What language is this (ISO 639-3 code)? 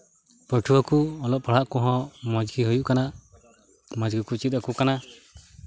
sat